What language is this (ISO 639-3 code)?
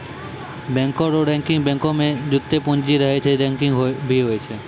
mai